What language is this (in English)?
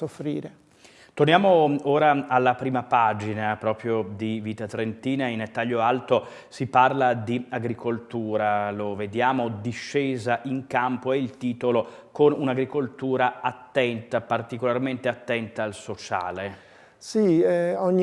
Italian